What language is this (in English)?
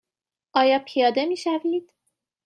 Persian